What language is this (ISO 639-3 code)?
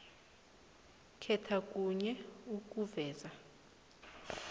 nbl